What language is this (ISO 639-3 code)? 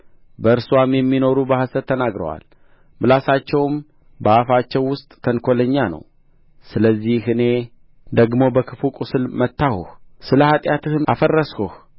amh